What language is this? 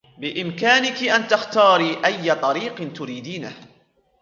Arabic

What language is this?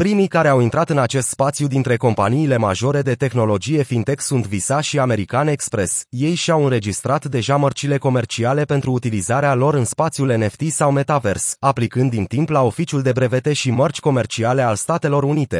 Romanian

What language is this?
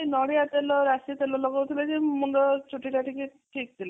Odia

